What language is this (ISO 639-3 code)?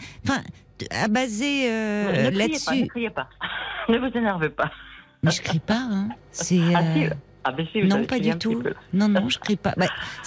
fra